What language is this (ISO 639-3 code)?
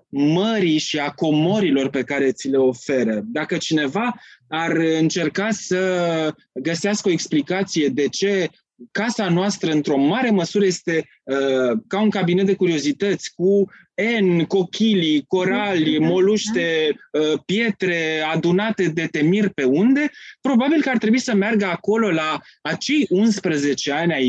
ron